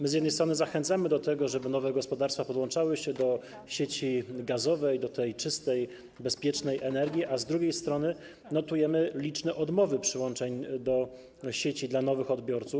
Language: Polish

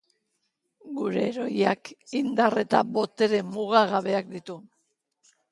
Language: Basque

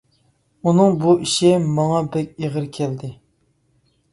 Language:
Uyghur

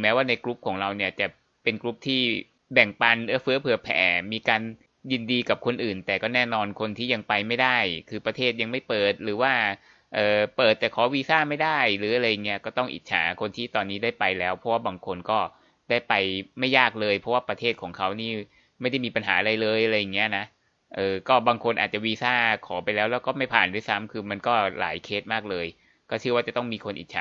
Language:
Thai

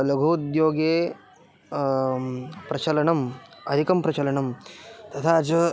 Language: Sanskrit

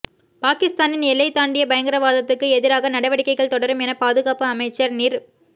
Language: Tamil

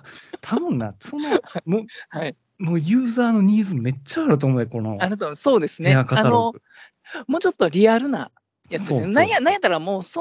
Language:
Japanese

